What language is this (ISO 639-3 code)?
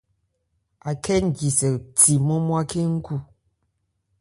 ebr